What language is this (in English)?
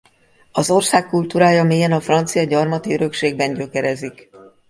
Hungarian